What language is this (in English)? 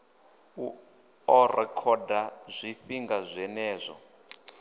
Venda